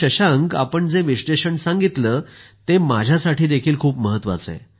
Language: Marathi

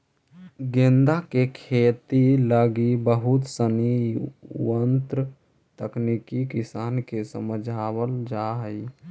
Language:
Magahi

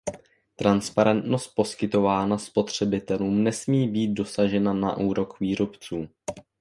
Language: Czech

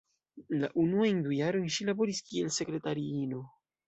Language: Esperanto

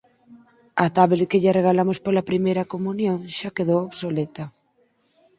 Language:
Galician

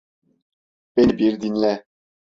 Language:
Turkish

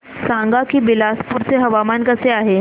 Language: Marathi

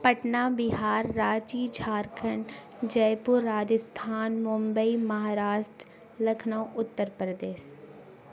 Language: Urdu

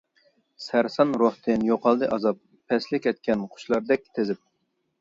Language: Uyghur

